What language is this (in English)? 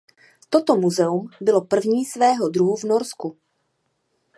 Czech